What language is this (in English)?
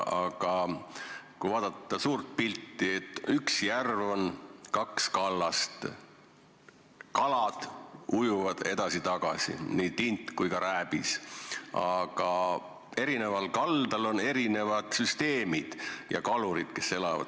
Estonian